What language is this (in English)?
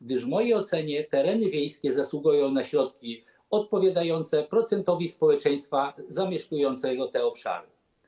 Polish